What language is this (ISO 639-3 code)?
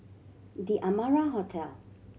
eng